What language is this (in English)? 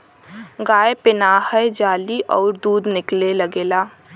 Bhojpuri